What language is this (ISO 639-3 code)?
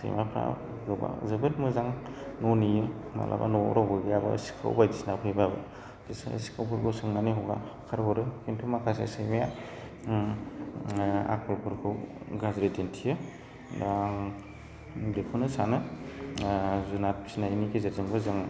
brx